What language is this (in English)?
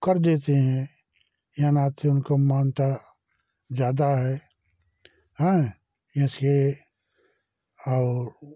Hindi